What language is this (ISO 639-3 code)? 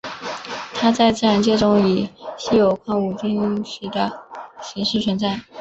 zho